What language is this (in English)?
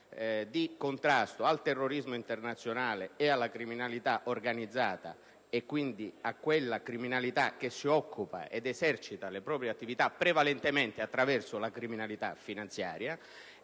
Italian